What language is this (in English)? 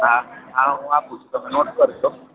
Gujarati